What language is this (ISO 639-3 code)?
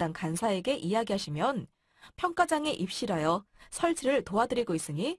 kor